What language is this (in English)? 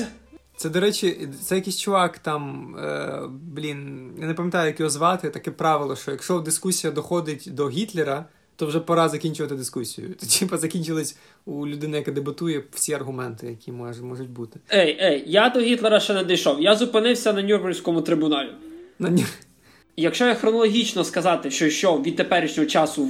Ukrainian